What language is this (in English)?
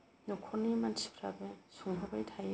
Bodo